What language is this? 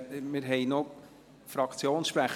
Swiss German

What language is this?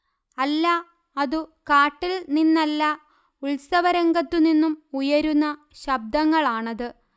Malayalam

